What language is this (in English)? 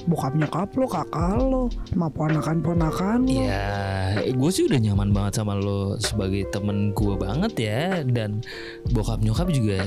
Indonesian